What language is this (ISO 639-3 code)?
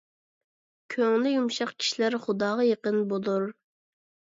uig